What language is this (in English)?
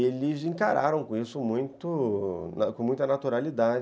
Portuguese